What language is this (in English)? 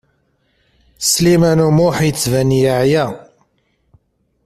Kabyle